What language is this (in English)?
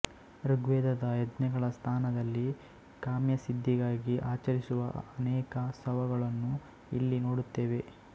Kannada